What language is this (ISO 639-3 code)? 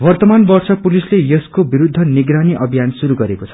nep